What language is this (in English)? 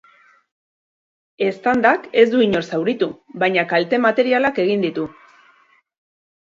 Basque